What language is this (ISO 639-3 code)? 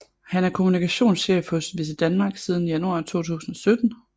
dan